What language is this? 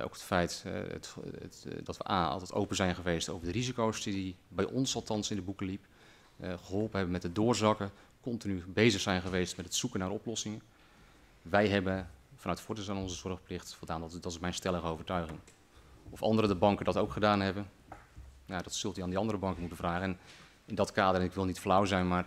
Dutch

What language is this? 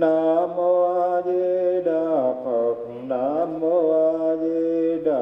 Vietnamese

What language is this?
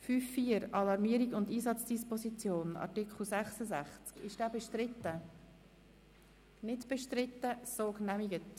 Swiss German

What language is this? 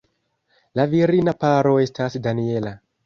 Esperanto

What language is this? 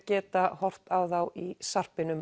Icelandic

